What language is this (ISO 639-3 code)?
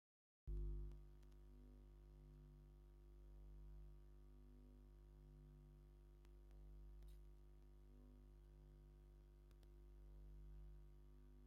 tir